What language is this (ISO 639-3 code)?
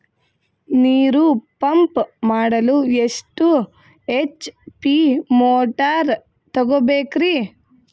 kan